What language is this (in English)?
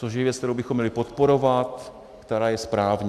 Czech